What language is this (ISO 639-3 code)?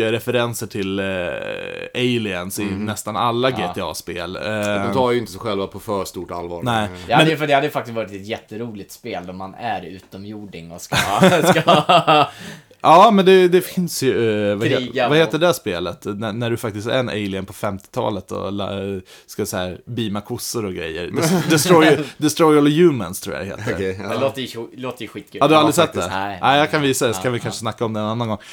swe